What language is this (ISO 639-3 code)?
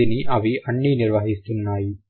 tel